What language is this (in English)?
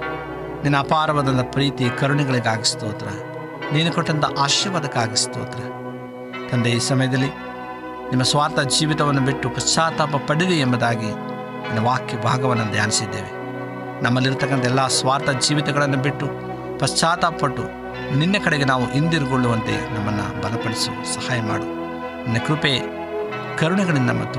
Kannada